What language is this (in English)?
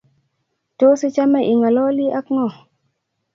Kalenjin